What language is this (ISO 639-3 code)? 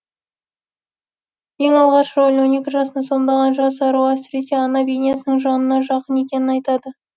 kaz